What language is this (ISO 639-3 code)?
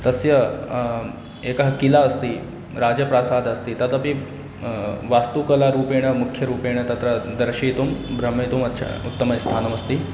san